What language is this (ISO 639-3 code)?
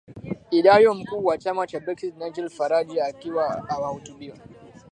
swa